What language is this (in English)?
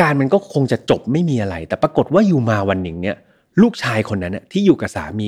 Thai